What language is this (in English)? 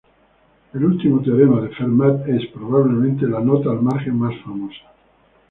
Spanish